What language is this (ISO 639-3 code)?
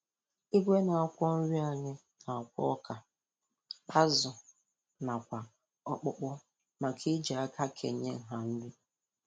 ibo